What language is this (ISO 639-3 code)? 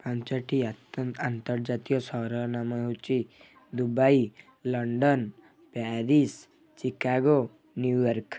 ori